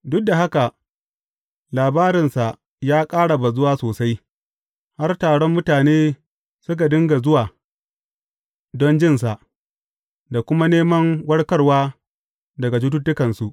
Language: Hausa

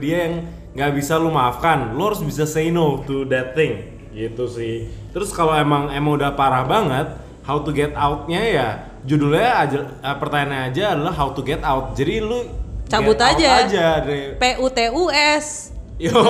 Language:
Indonesian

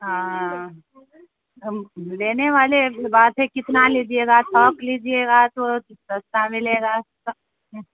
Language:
Urdu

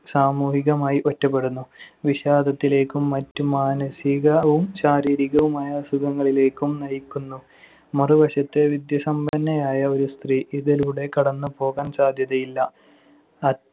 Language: Malayalam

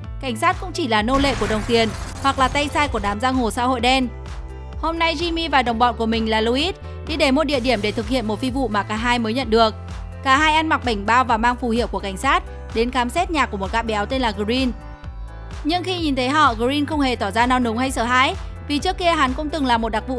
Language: Vietnamese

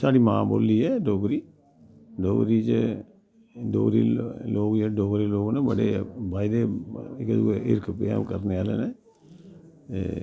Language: Dogri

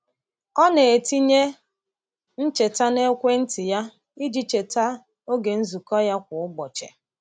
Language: Igbo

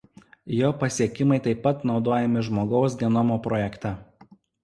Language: Lithuanian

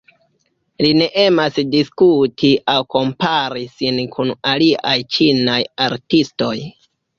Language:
Esperanto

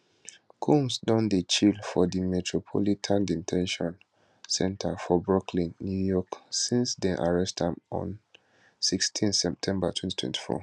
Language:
Nigerian Pidgin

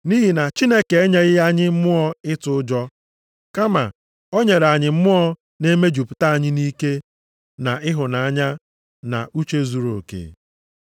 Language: Igbo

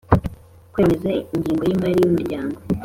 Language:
Kinyarwanda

